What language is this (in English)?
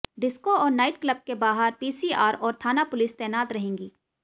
Hindi